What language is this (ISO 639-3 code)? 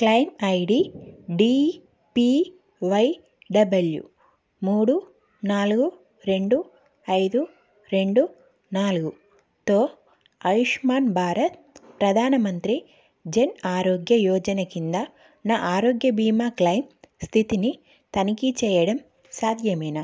tel